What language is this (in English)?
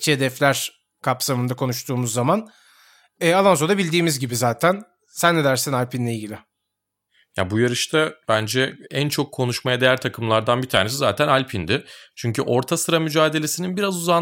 Turkish